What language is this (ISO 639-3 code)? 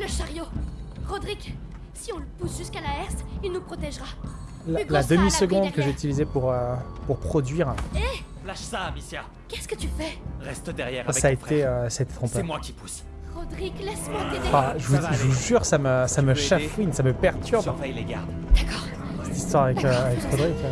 fra